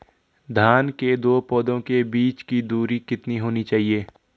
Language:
Hindi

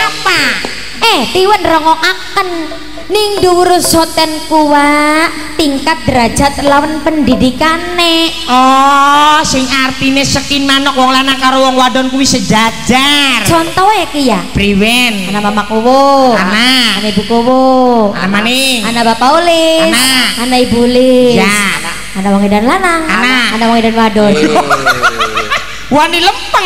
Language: Indonesian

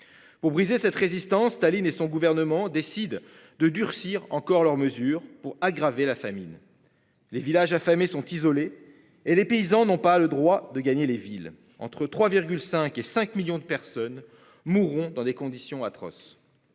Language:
French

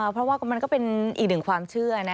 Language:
Thai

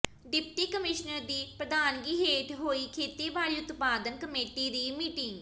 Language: Punjabi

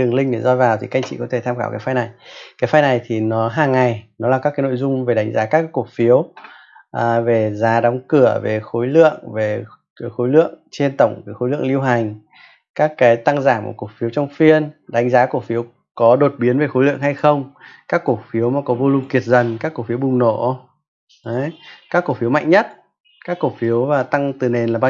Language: Vietnamese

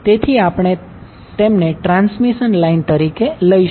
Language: Gujarati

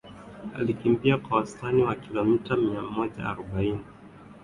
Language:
Swahili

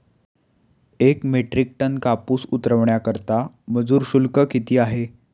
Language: Marathi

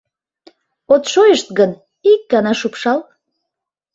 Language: Mari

